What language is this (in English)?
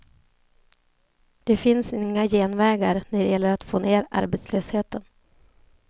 Swedish